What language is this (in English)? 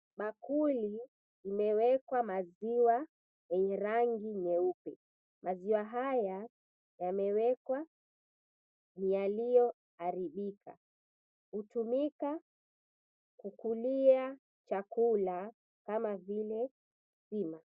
Swahili